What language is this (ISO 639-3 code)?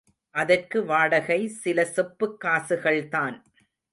tam